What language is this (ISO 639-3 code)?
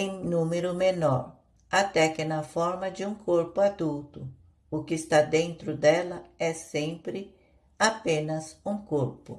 por